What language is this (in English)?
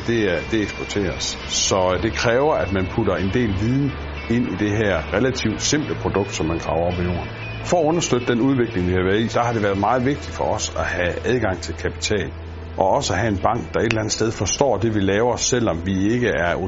Danish